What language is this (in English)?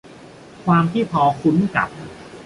Thai